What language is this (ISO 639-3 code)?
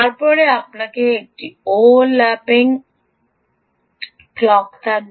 ben